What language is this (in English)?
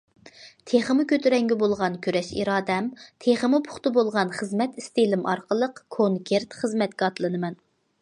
Uyghur